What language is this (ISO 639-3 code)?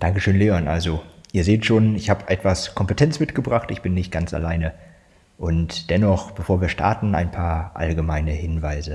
deu